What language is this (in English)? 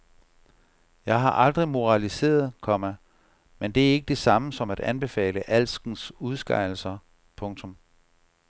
Danish